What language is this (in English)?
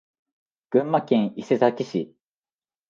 Japanese